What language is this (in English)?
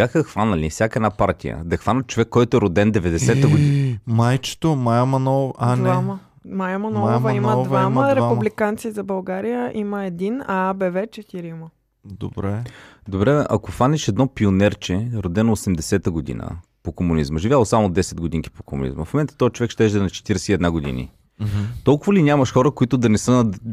Bulgarian